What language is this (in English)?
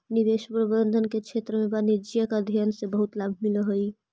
Magahi